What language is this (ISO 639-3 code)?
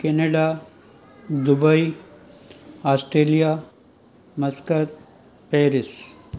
snd